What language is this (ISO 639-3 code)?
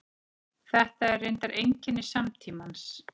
isl